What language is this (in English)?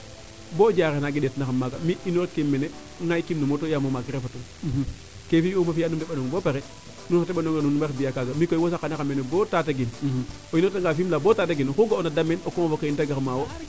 Serer